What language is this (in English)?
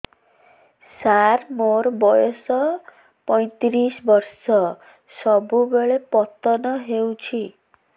Odia